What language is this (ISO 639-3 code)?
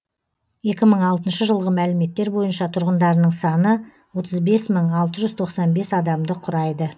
kaz